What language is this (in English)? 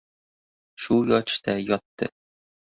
Uzbek